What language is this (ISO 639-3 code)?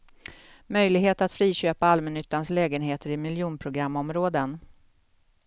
swe